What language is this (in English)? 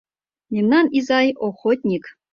Mari